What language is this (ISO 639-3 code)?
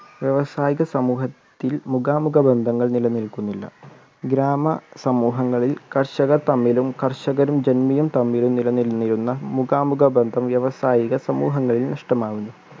mal